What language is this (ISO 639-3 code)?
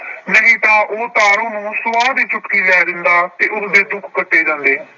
pan